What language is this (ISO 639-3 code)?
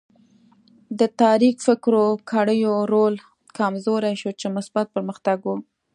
pus